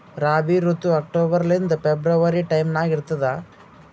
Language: Kannada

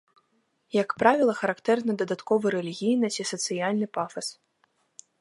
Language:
Belarusian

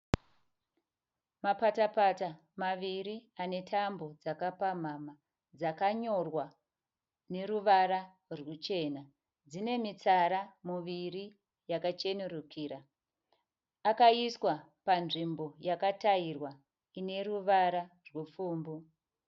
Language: Shona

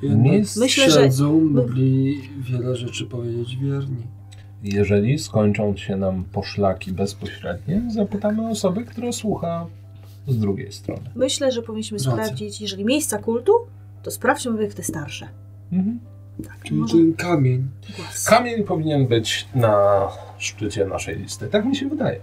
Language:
Polish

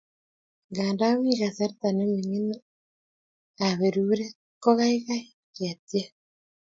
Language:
Kalenjin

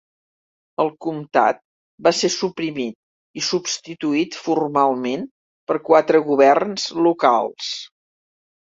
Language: Catalan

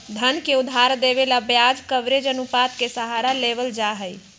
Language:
Magahi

